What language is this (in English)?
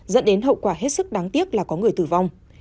Vietnamese